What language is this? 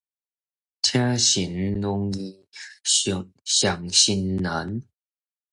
Min Nan Chinese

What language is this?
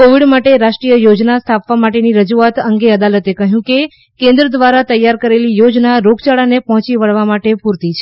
Gujarati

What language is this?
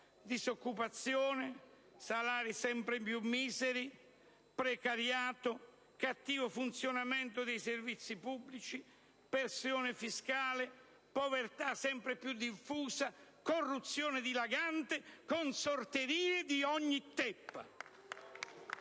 Italian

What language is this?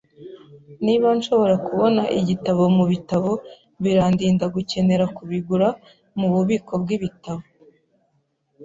Kinyarwanda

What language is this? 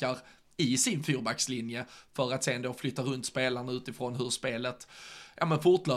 Swedish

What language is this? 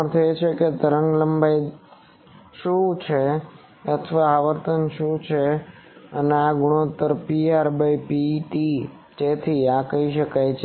Gujarati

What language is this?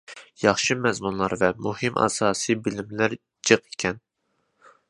Uyghur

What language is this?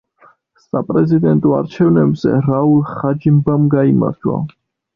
Georgian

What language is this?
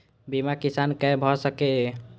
Maithili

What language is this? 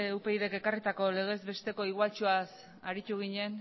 Basque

